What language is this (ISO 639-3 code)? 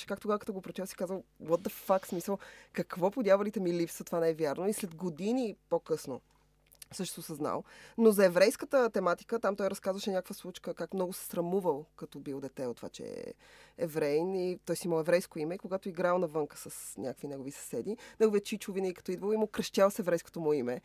bul